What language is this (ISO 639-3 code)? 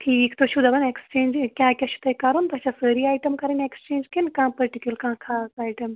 kas